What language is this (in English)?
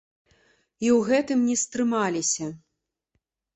Belarusian